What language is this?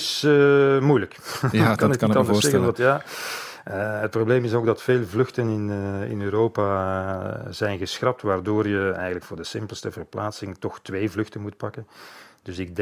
Dutch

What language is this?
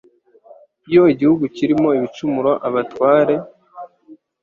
Kinyarwanda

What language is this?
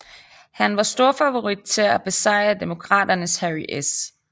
Danish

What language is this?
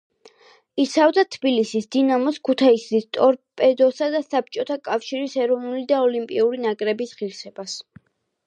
Georgian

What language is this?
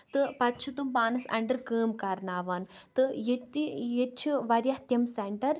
Kashmiri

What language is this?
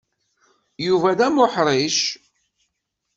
Kabyle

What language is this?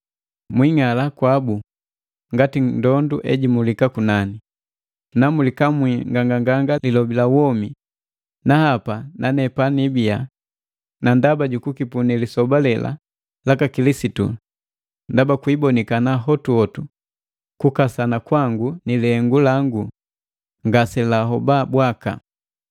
Matengo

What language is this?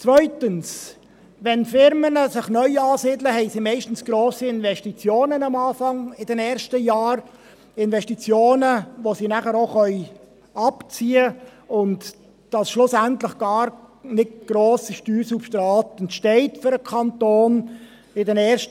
Swiss German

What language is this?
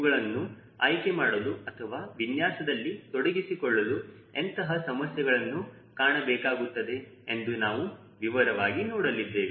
Kannada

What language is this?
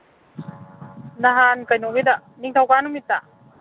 Manipuri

